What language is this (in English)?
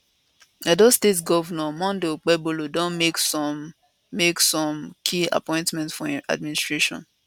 Nigerian Pidgin